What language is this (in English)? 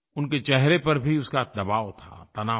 Hindi